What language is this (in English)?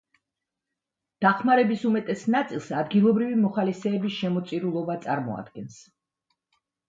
Georgian